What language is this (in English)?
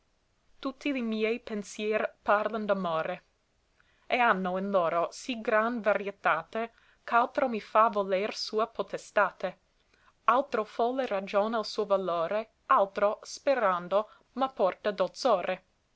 Italian